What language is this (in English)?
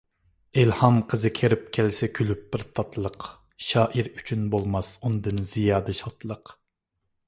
Uyghur